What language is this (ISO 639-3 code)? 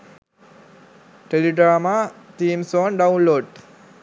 sin